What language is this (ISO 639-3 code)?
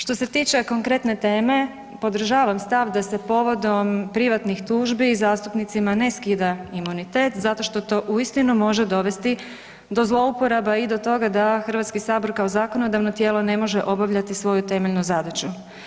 hrv